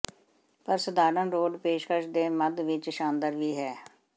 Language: Punjabi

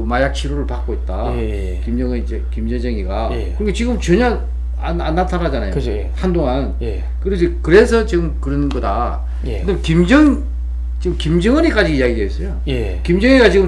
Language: Korean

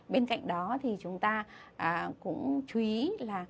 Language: Vietnamese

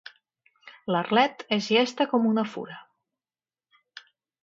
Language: Catalan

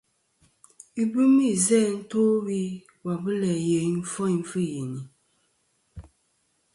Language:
Kom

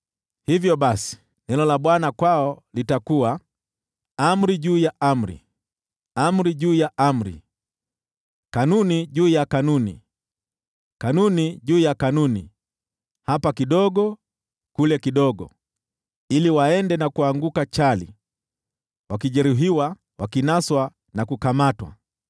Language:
Swahili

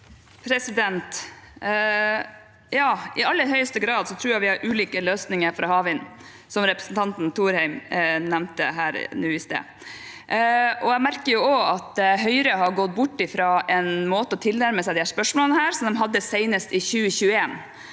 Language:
Norwegian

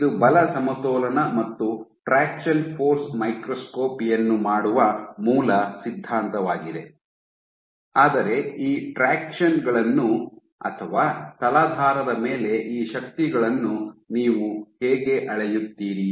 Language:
Kannada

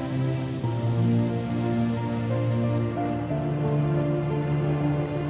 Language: Indonesian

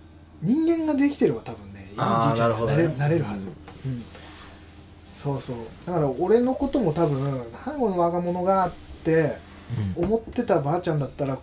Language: Japanese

